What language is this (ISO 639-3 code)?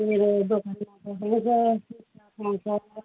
nep